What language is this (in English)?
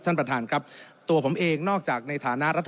Thai